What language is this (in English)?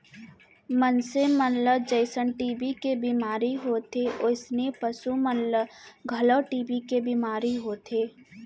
Chhattisgarhi